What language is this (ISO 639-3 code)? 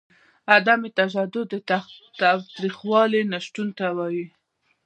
pus